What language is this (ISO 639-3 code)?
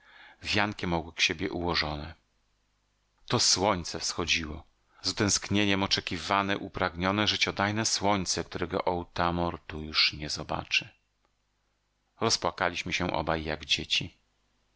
pol